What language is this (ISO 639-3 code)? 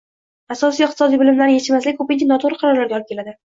uzb